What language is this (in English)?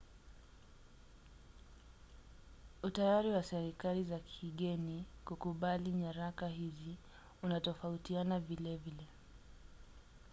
Swahili